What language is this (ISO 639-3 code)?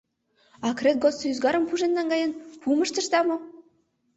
chm